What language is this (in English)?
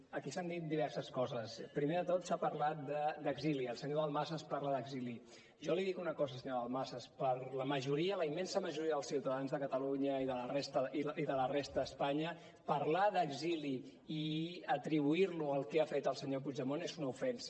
Catalan